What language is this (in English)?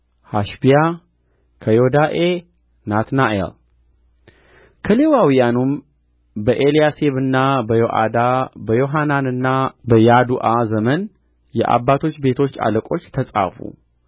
Amharic